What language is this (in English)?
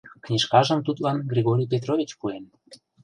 Mari